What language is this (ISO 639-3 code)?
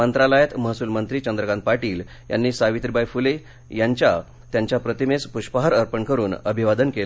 mar